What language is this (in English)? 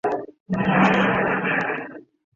Chinese